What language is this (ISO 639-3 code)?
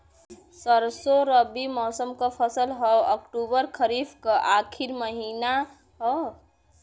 bho